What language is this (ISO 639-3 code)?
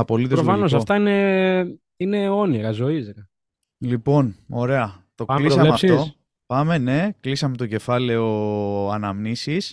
ell